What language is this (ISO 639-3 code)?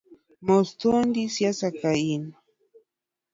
luo